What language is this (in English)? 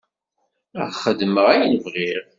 Kabyle